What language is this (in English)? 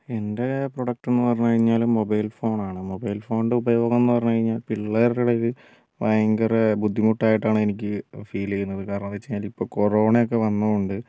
Malayalam